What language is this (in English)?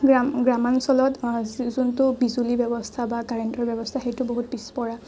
Assamese